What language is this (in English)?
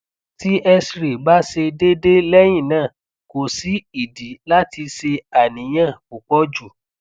Yoruba